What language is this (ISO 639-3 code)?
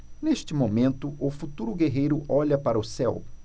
por